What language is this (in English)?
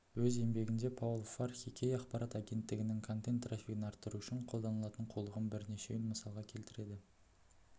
Kazakh